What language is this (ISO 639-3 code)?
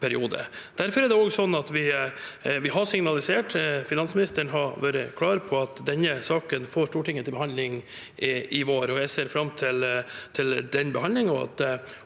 nor